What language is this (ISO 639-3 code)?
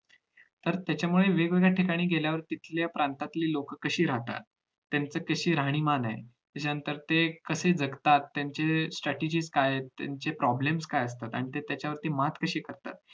mar